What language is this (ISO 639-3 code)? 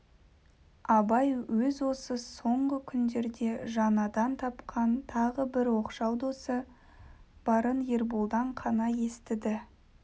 kaz